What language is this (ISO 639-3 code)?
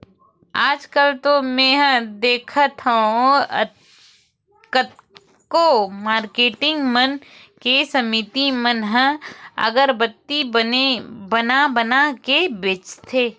hne